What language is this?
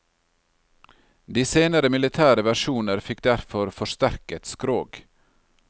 Norwegian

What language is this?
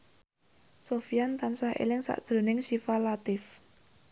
Javanese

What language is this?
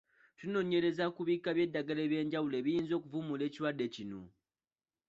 Ganda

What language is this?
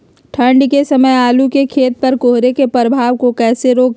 Magahi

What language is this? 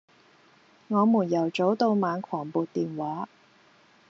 Cantonese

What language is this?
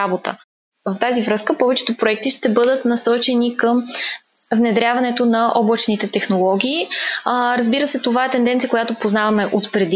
Bulgarian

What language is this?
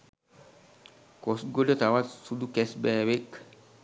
Sinhala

